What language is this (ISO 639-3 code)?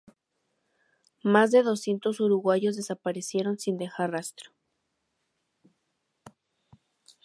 spa